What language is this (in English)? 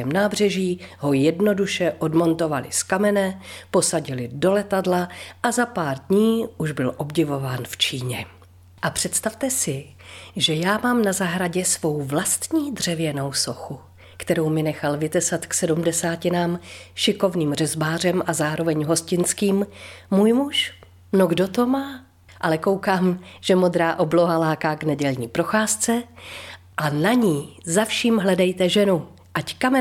Czech